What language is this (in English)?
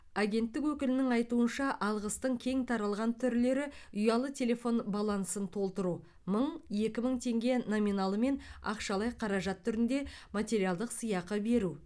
Kazakh